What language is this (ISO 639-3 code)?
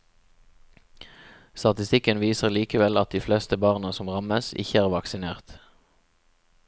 nor